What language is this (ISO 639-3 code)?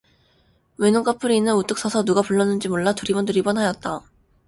kor